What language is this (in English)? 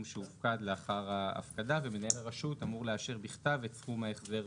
Hebrew